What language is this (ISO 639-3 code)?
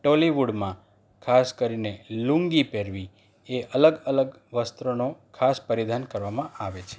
guj